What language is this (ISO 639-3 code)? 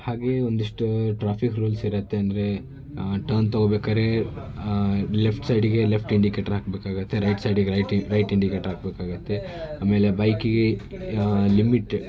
kan